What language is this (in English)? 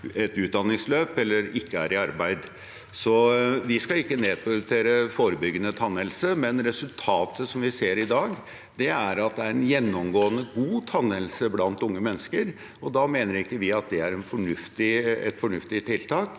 Norwegian